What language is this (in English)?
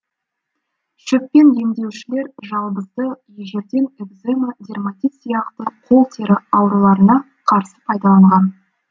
Kazakh